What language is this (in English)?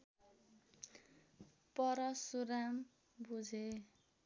Nepali